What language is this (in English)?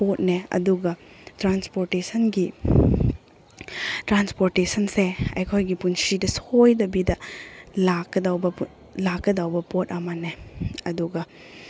Manipuri